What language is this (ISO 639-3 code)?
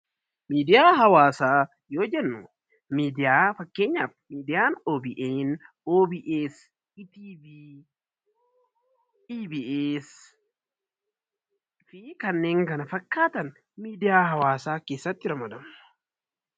orm